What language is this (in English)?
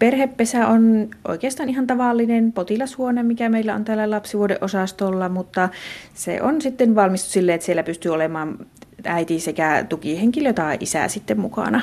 Finnish